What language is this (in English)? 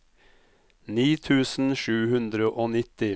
Norwegian